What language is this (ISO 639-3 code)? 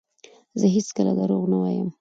pus